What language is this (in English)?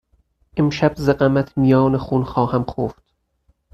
Persian